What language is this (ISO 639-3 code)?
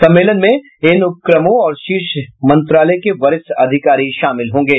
hin